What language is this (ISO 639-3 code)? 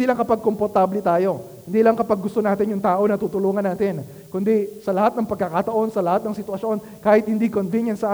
fil